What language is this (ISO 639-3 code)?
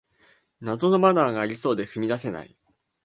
jpn